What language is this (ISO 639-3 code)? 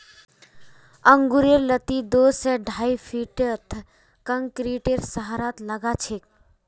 mag